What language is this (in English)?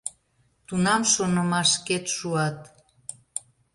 Mari